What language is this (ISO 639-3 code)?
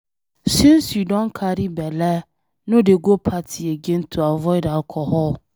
pcm